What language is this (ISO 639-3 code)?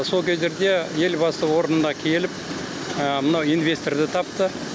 kaz